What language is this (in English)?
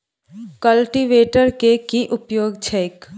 Maithili